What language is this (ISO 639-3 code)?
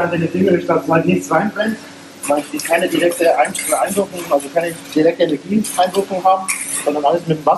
deu